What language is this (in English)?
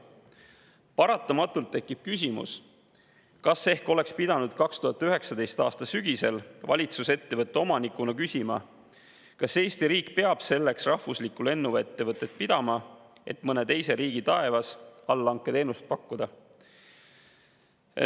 Estonian